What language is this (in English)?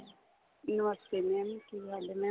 Punjabi